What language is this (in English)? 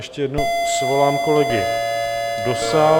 Czech